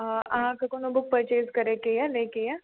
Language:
Maithili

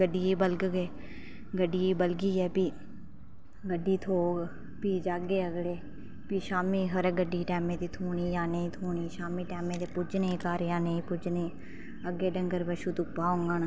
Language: Dogri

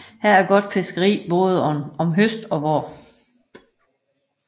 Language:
Danish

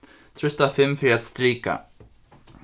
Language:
Faroese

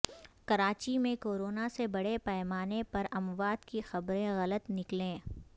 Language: Urdu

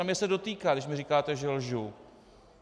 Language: Czech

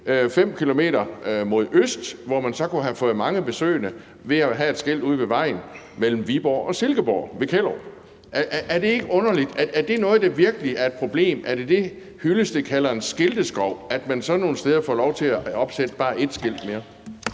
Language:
Danish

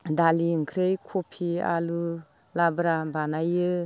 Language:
Bodo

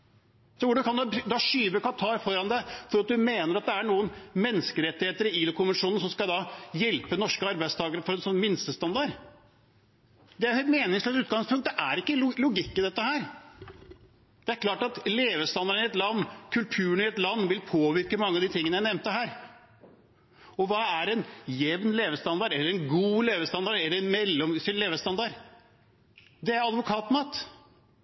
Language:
Norwegian Bokmål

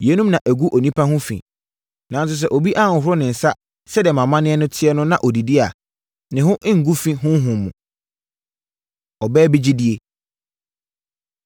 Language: Akan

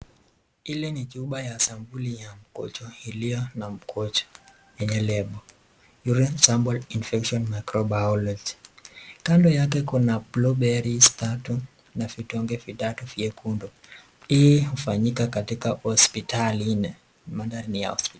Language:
Swahili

